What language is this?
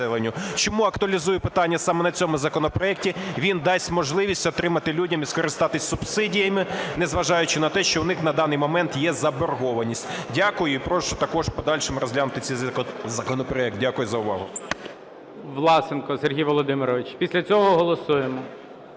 Ukrainian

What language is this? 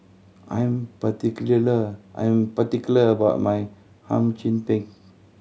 English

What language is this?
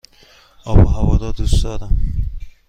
Persian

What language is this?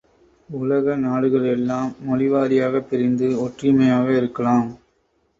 Tamil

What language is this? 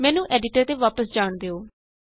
Punjabi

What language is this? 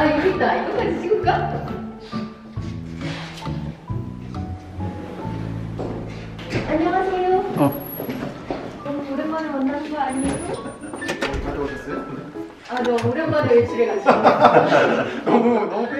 Korean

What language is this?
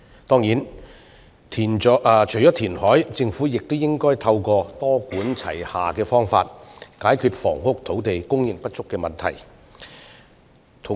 Cantonese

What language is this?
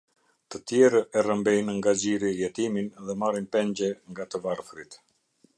Albanian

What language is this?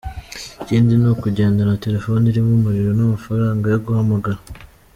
Kinyarwanda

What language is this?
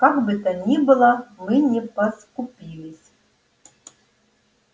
Russian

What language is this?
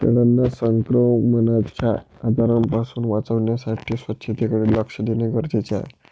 Marathi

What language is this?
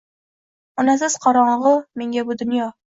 Uzbek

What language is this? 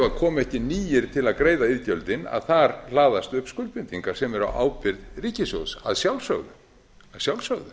Icelandic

